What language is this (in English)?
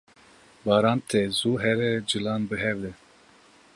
Kurdish